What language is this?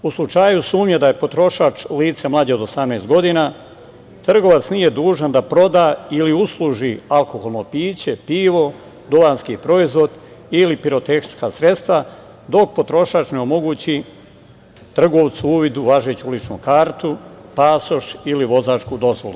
Serbian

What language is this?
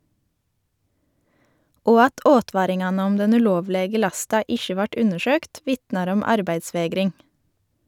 Norwegian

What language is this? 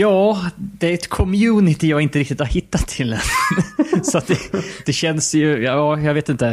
Swedish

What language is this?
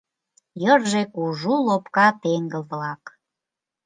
Mari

